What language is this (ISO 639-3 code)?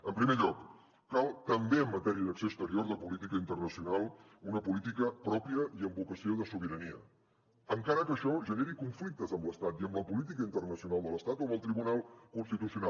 cat